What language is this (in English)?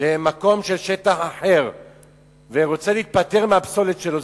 Hebrew